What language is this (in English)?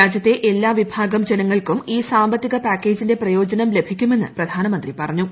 Malayalam